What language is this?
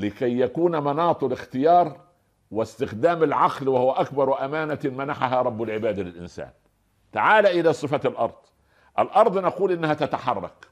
Arabic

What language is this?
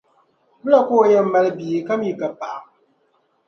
Dagbani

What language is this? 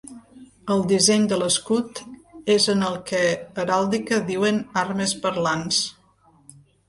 Catalan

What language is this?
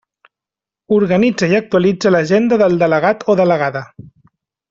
Catalan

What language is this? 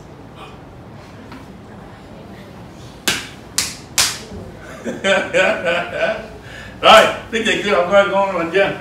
Vietnamese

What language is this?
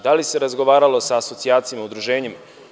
Serbian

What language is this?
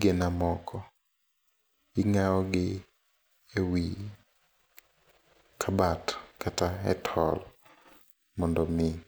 Luo (Kenya and Tanzania)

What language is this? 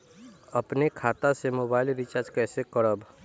Bhojpuri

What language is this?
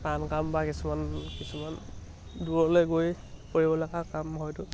Assamese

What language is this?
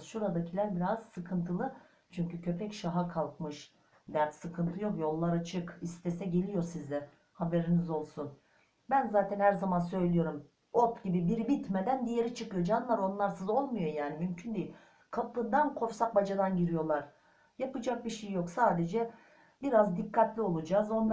Turkish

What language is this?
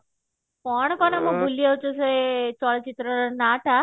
Odia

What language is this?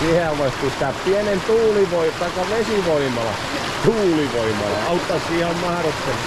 Finnish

